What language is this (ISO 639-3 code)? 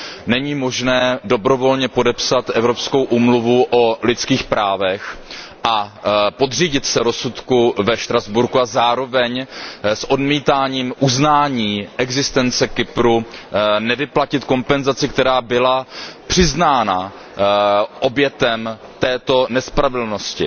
ces